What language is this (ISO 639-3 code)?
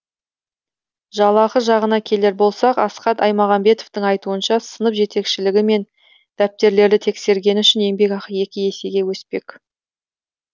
kaz